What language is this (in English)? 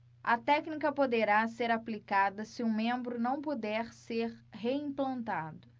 Portuguese